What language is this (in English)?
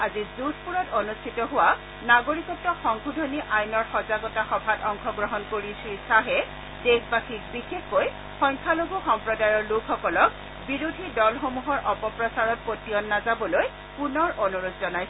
Assamese